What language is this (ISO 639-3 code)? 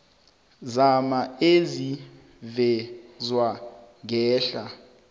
nbl